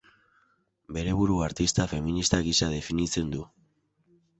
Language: Basque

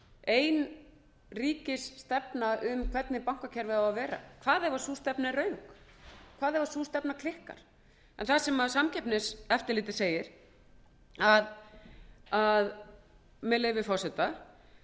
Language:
Icelandic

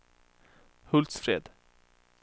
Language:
Swedish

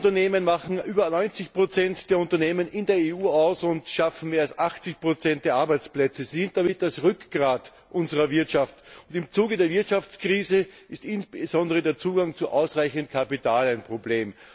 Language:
German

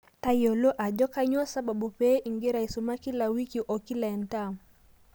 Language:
Masai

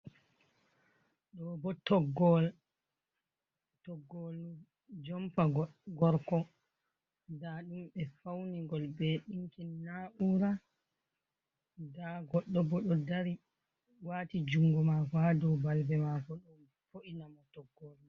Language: Fula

